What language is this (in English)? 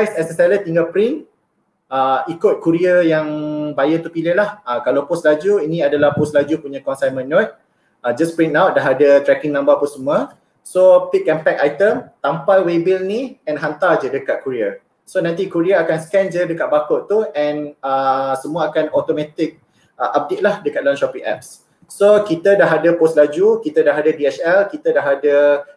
Malay